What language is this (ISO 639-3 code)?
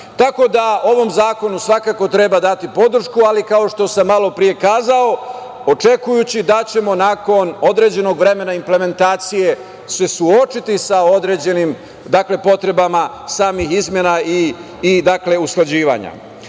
srp